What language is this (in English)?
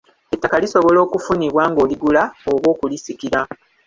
Ganda